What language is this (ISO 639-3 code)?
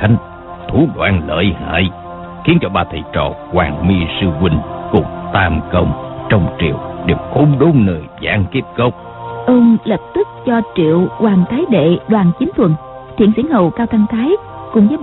vie